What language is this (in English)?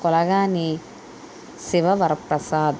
Telugu